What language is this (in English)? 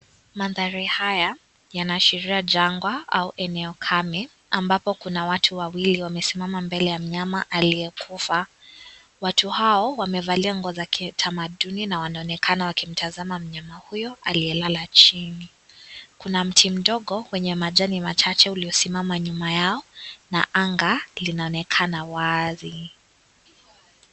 Swahili